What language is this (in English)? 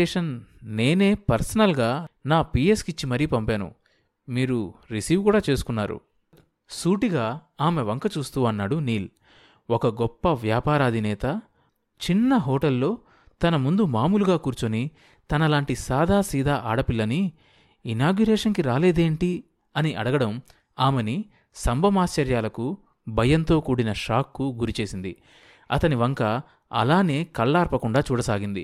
Telugu